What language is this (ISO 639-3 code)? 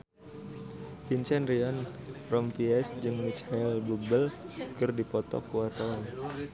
sun